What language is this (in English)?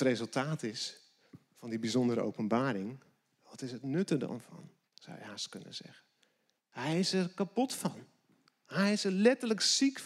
Dutch